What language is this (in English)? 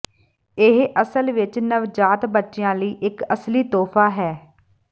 Punjabi